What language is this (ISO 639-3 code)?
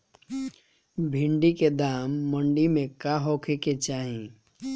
bho